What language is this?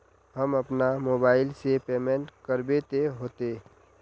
Magahi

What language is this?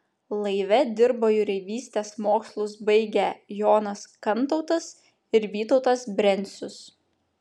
Lithuanian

